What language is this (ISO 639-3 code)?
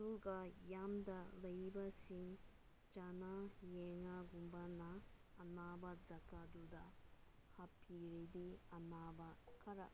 mni